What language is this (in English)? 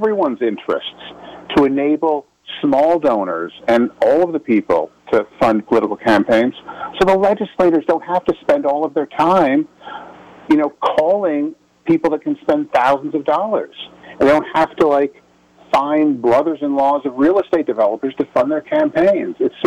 English